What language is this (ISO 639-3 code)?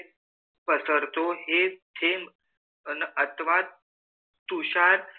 mar